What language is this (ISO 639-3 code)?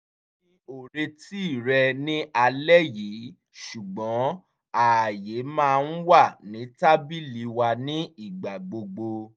yor